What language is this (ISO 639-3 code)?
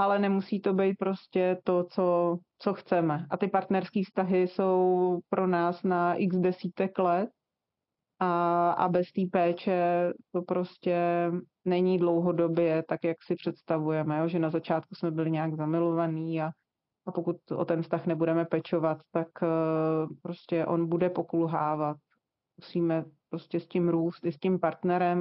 ces